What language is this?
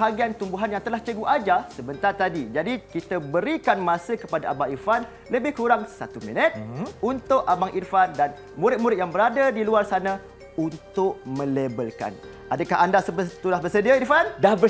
Malay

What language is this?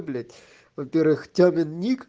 Russian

